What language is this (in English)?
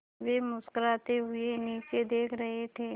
Hindi